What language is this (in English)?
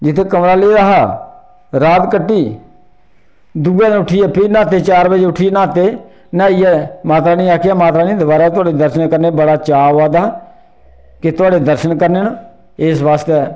Dogri